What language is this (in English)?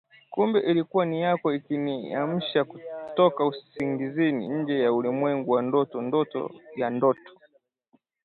Swahili